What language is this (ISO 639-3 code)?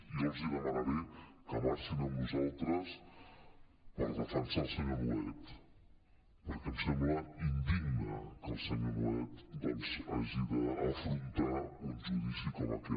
cat